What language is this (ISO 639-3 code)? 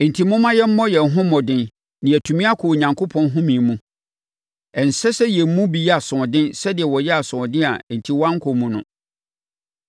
aka